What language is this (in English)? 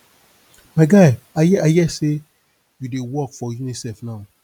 Nigerian Pidgin